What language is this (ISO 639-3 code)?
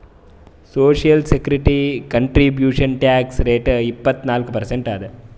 kan